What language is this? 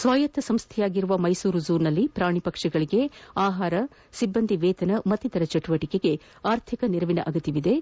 Kannada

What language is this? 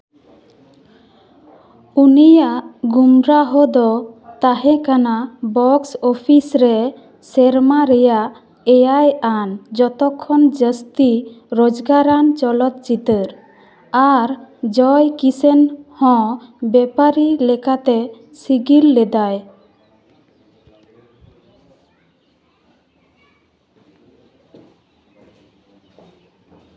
Santali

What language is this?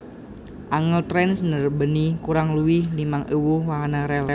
Javanese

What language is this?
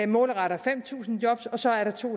Danish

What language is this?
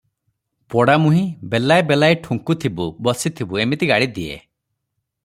Odia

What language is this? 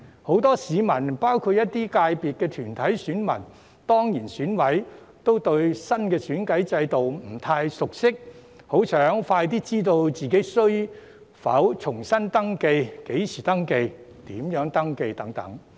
Cantonese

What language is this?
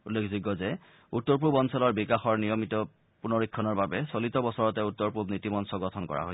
Assamese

